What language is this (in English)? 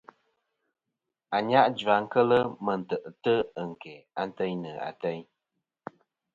Kom